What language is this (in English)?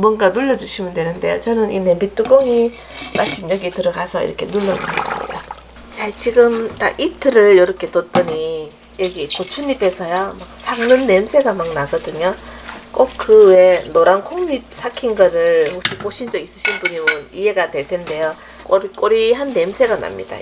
Korean